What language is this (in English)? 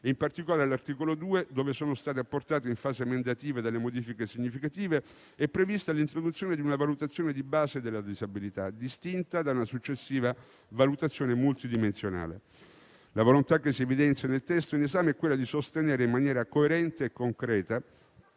Italian